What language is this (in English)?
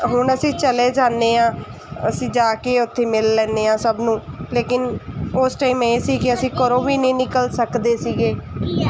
Punjabi